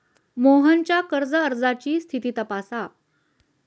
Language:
Marathi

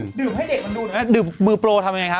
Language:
Thai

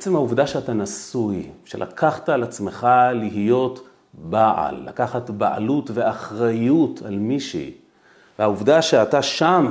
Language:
Hebrew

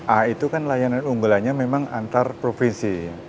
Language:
Indonesian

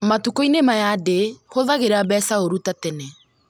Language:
Kikuyu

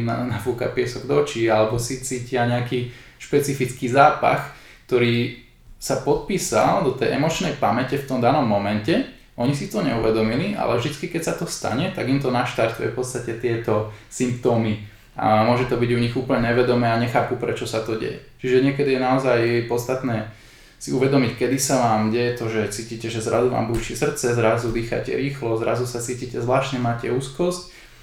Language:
Slovak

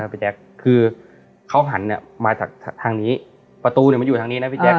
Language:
Thai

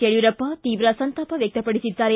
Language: Kannada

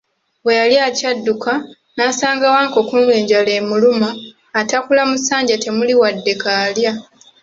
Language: Ganda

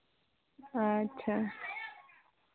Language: Santali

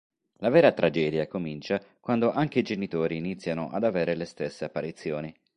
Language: Italian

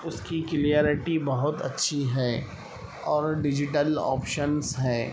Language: Urdu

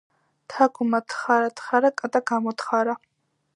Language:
Georgian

